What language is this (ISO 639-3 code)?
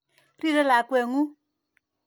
kln